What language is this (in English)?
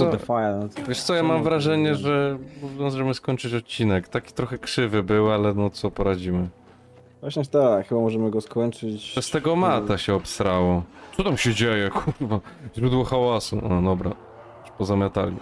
Polish